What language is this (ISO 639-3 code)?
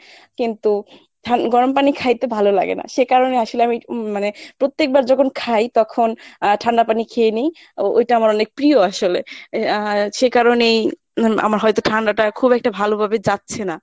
ben